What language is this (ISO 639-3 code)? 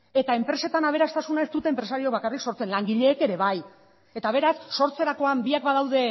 eus